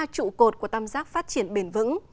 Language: Vietnamese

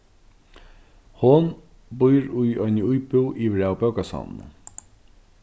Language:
Faroese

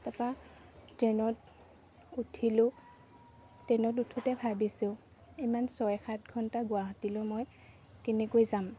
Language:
Assamese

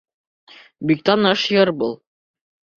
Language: Bashkir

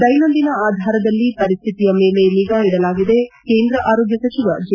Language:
Kannada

